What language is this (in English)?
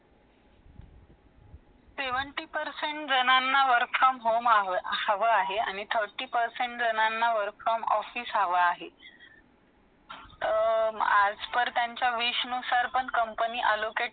Marathi